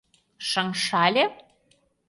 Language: Mari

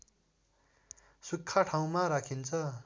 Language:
Nepali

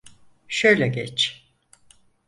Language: Turkish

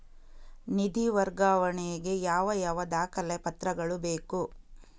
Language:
Kannada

